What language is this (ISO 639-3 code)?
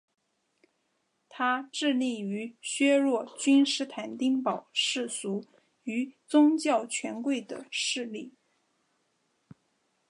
zho